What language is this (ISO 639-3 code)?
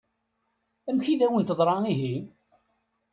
kab